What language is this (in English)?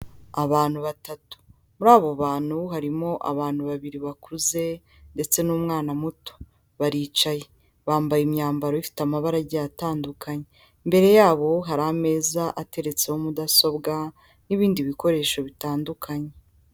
Kinyarwanda